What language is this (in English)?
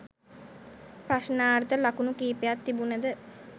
Sinhala